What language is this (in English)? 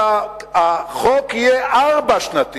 Hebrew